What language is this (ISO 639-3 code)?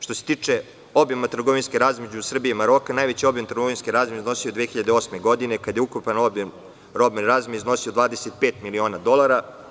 srp